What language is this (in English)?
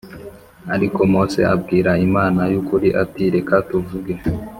Kinyarwanda